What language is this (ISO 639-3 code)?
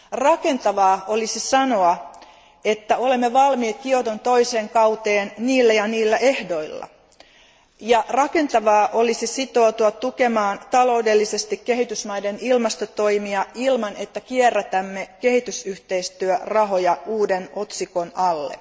fin